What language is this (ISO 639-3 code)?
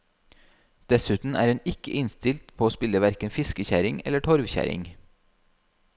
nor